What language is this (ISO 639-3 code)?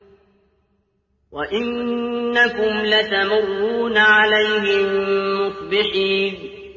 ara